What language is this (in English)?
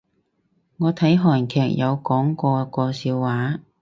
Cantonese